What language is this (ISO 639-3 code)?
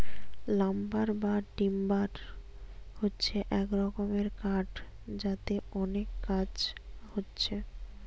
ben